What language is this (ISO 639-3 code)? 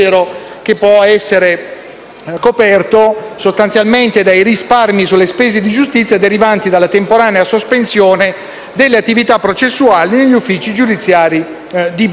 ita